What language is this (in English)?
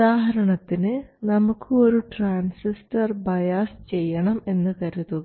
Malayalam